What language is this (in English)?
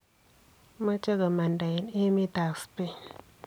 Kalenjin